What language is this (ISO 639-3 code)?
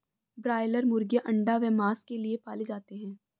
hin